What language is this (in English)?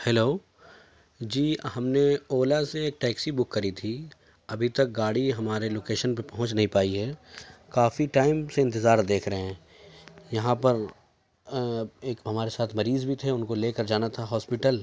Urdu